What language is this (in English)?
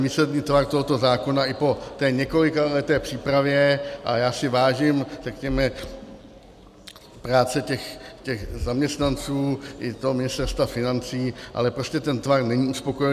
Czech